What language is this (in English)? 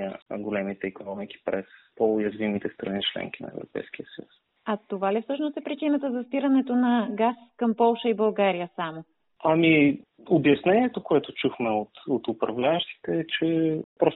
Bulgarian